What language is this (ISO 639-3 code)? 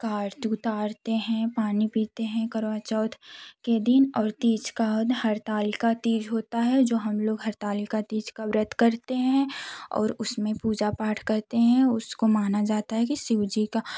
hin